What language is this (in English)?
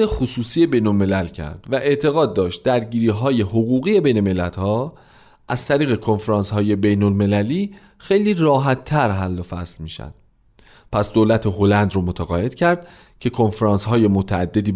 Persian